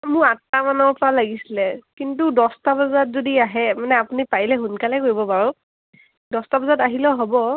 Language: Assamese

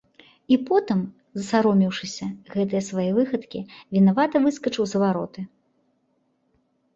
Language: Belarusian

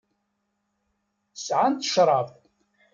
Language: Kabyle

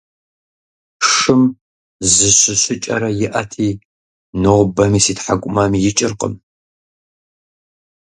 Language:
Kabardian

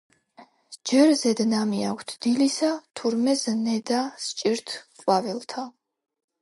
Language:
Georgian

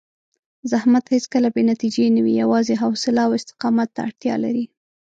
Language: Pashto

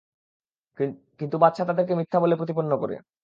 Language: Bangla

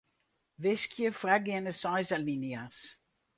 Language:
Western Frisian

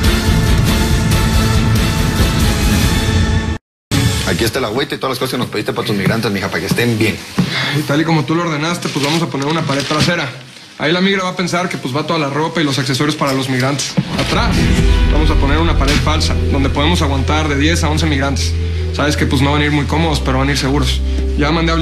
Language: Spanish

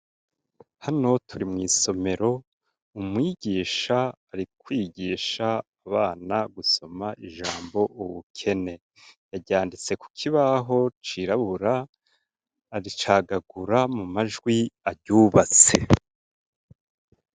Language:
Rundi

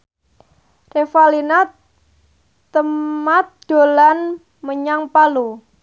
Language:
Javanese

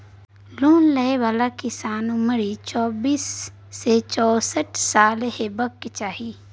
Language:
Maithili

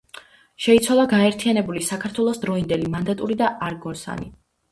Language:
Georgian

